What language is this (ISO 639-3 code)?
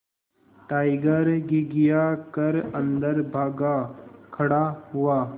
hin